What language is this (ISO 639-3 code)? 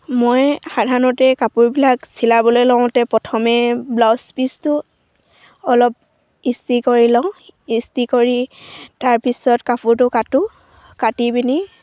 asm